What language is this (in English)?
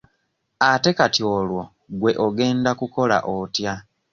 Ganda